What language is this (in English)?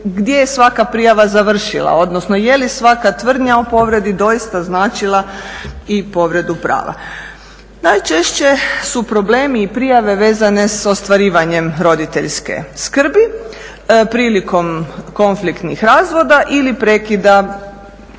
Croatian